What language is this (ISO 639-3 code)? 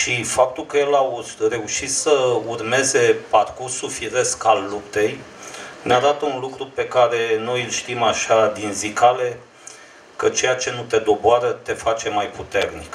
ron